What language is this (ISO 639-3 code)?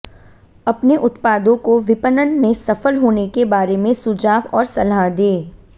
hin